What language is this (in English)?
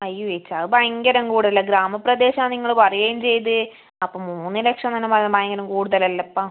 Malayalam